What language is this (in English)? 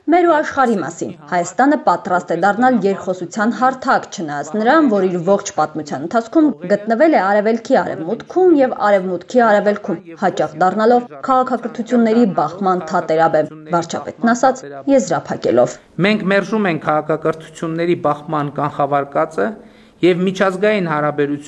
Russian